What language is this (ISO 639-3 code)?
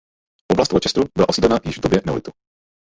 ces